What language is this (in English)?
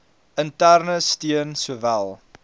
Afrikaans